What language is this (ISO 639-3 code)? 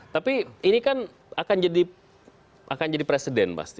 ind